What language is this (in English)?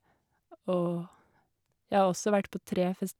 Norwegian